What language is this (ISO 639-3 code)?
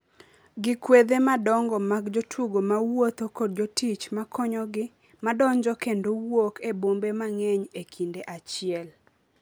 luo